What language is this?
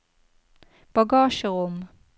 Norwegian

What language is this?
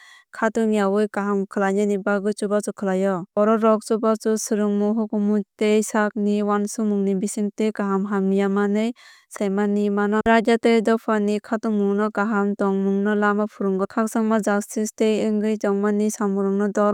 Kok Borok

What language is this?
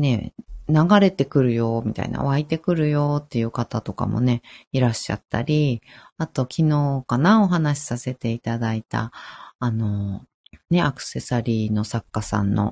Japanese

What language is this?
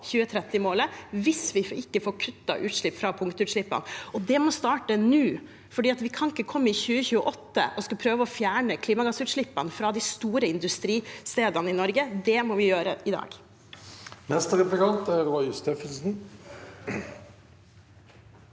Norwegian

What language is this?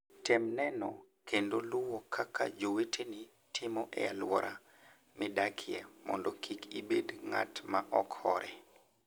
Luo (Kenya and Tanzania)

